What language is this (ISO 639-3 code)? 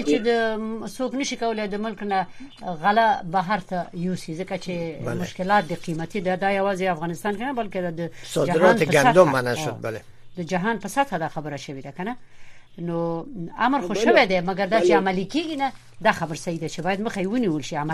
fas